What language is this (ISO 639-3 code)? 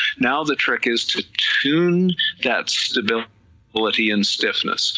eng